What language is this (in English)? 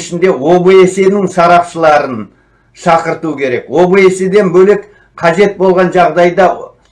Turkish